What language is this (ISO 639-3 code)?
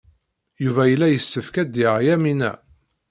kab